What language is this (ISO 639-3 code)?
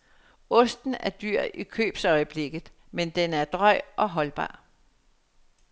dan